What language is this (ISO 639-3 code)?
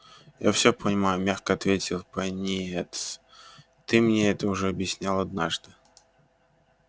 rus